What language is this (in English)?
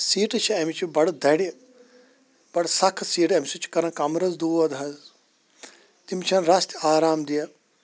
Kashmiri